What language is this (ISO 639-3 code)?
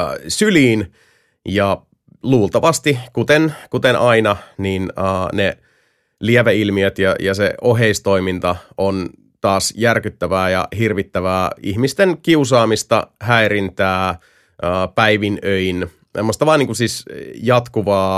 fin